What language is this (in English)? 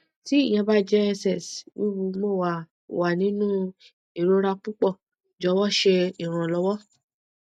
Yoruba